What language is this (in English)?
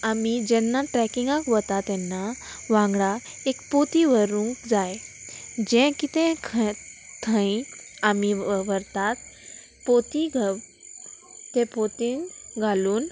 Konkani